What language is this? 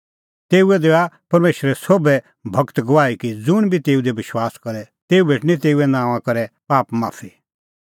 Kullu Pahari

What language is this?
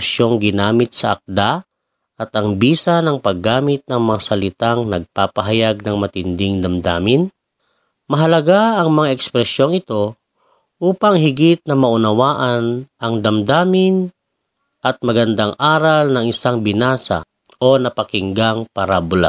Filipino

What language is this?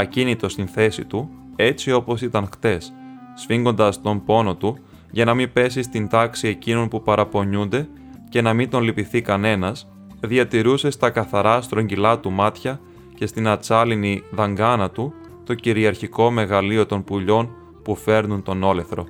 Greek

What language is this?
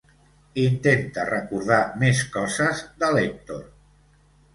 Catalan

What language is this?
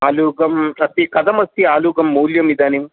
Sanskrit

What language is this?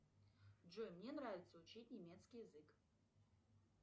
Russian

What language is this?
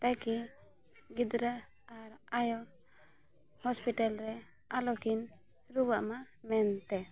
Santali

